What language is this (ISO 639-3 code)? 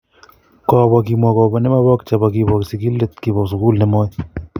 kln